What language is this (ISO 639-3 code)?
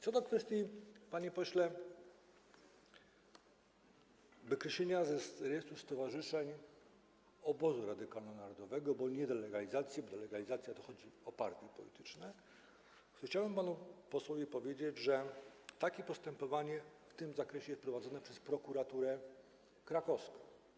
pol